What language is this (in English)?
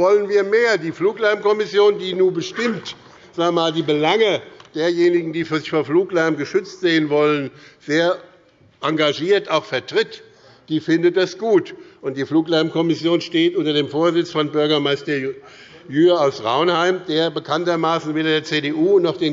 German